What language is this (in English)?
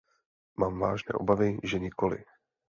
Czech